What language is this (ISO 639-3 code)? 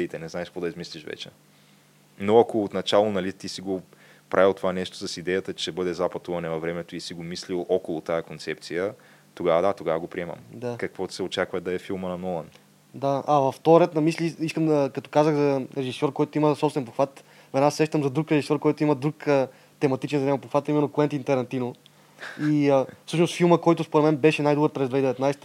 bul